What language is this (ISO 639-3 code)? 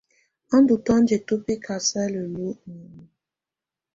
tvu